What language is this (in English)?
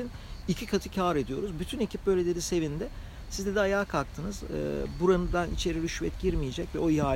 Turkish